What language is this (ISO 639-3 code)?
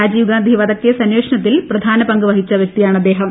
mal